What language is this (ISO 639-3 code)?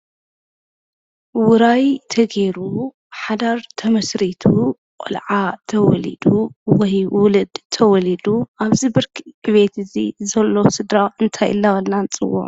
tir